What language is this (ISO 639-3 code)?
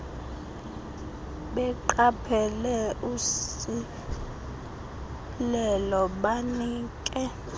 xho